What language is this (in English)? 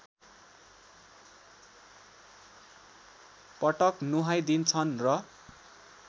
Nepali